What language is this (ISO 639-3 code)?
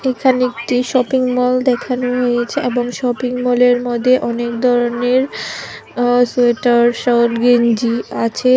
ben